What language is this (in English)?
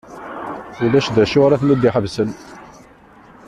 Kabyle